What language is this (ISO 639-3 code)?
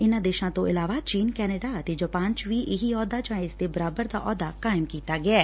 pan